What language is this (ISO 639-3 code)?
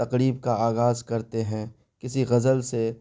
urd